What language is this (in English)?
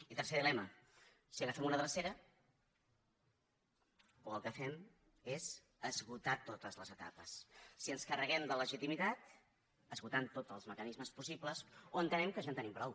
Catalan